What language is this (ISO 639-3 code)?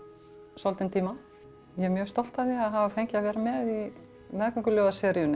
isl